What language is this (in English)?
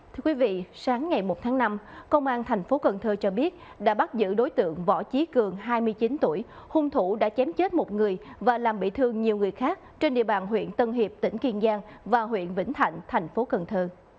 Vietnamese